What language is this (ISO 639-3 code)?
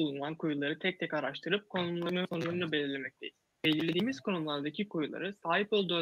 tur